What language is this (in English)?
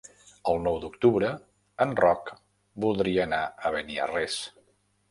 Catalan